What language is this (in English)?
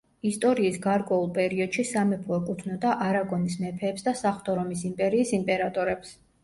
Georgian